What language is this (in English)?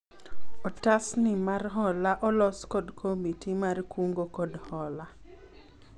Luo (Kenya and Tanzania)